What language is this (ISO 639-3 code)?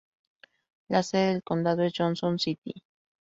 spa